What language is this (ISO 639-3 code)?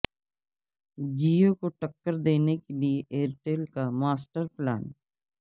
urd